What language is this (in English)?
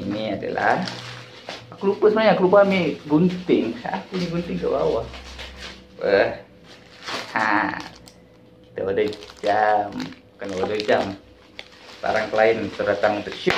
Malay